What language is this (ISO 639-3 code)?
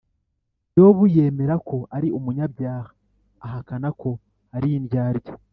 kin